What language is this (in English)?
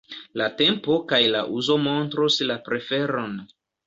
Esperanto